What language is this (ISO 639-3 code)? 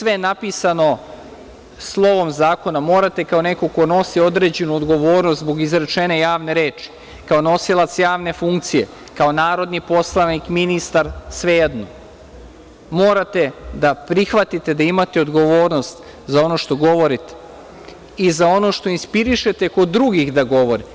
srp